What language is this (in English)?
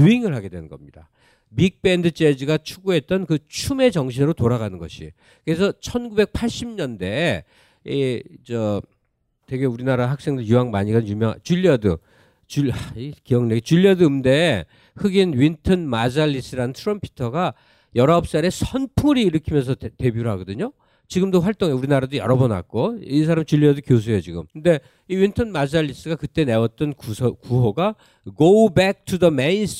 Korean